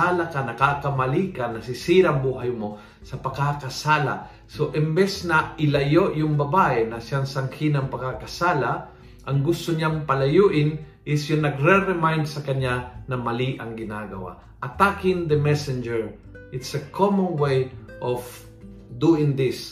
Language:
Filipino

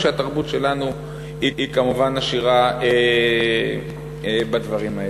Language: Hebrew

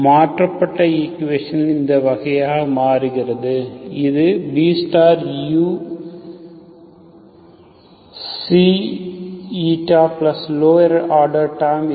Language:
Tamil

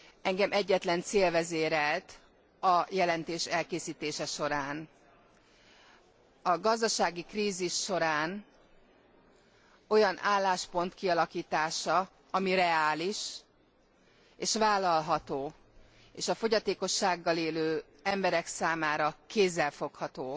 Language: Hungarian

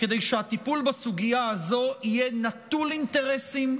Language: Hebrew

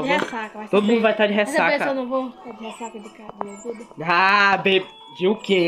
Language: Portuguese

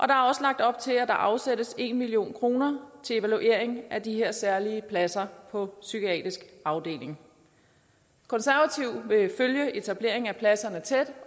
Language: Danish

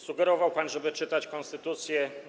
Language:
Polish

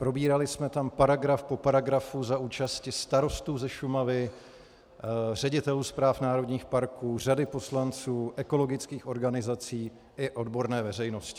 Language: Czech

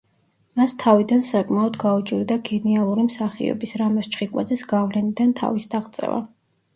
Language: Georgian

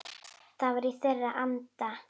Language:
Icelandic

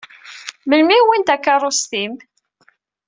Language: Kabyle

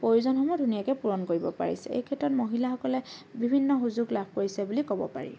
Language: Assamese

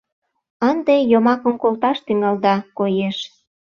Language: Mari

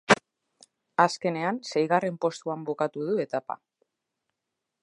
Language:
Basque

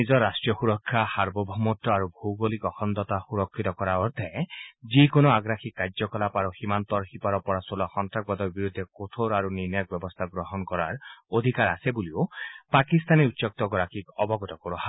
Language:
Assamese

